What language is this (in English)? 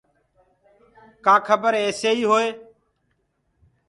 Gurgula